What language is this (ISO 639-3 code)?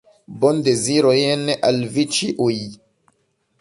epo